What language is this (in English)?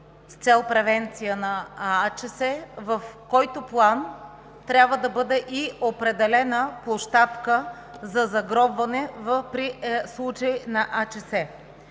Bulgarian